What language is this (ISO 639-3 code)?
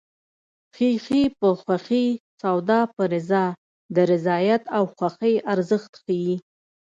pus